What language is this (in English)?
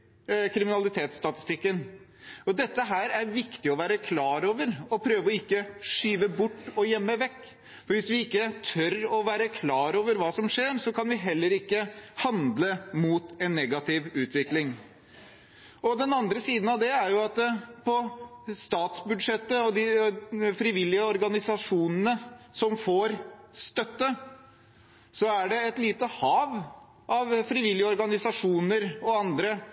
Norwegian Bokmål